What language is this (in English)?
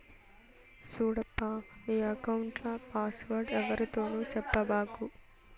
Telugu